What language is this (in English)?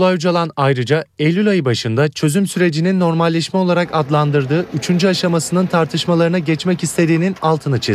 Turkish